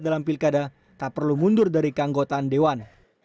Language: Indonesian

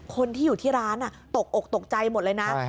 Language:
Thai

